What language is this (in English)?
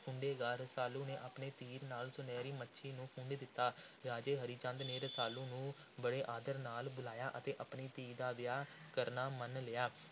Punjabi